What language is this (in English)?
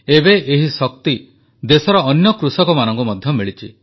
Odia